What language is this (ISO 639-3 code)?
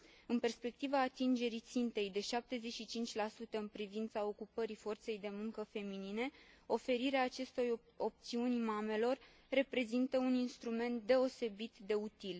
ron